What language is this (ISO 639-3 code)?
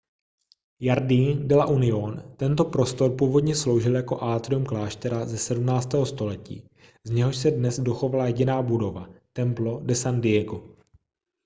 ces